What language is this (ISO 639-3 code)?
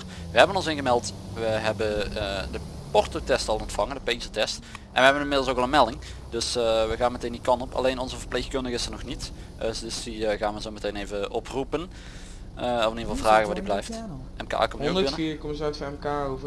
nld